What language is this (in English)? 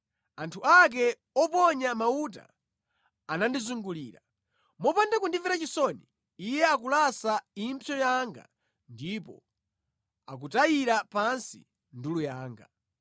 Nyanja